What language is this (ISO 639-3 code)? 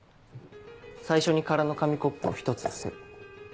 jpn